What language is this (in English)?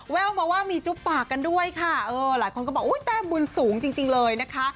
Thai